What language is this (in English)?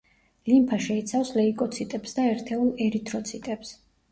Georgian